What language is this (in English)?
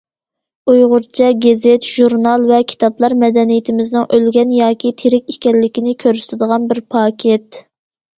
Uyghur